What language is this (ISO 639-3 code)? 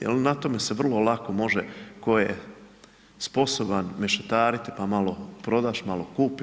hrv